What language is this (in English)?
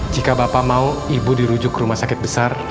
Indonesian